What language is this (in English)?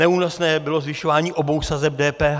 Czech